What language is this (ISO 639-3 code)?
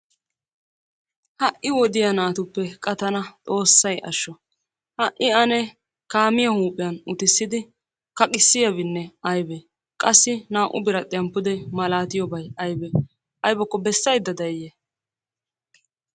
wal